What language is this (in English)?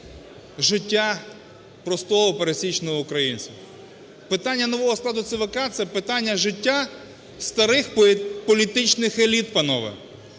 Ukrainian